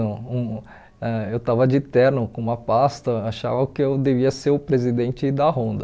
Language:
Portuguese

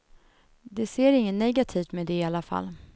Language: Swedish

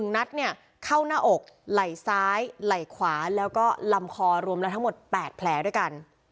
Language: Thai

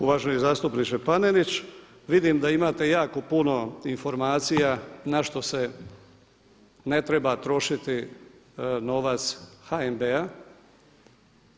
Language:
Croatian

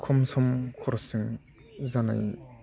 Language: Bodo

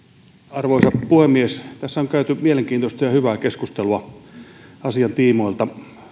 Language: Finnish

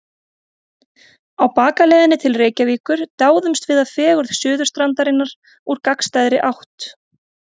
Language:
Icelandic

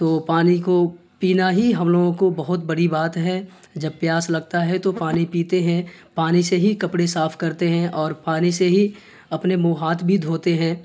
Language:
Urdu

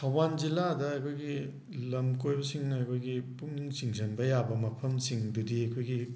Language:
Manipuri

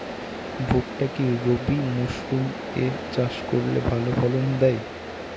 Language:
Bangla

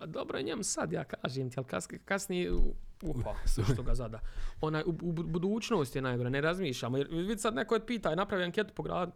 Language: Croatian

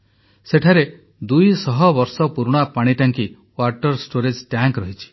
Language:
Odia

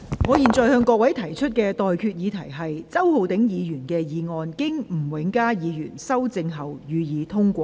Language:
Cantonese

